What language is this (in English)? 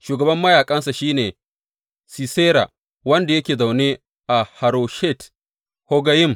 Hausa